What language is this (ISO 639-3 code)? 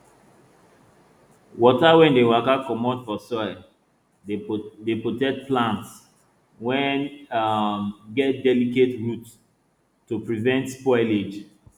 pcm